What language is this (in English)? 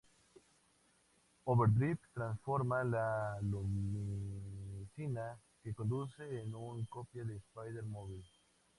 Spanish